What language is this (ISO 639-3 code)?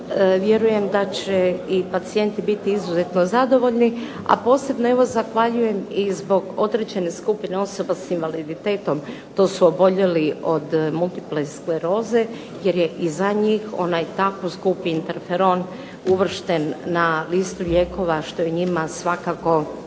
hrv